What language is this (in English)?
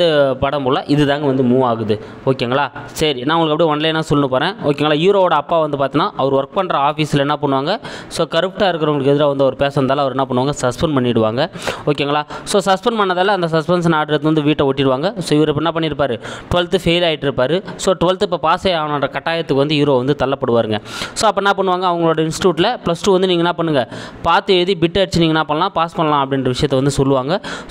Tamil